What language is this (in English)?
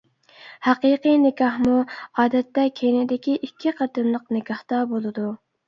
Uyghur